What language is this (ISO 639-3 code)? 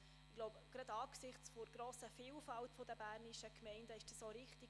gsw